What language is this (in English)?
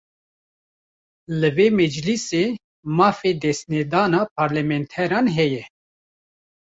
Kurdish